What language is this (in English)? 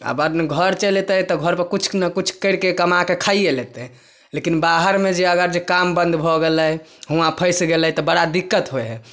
Maithili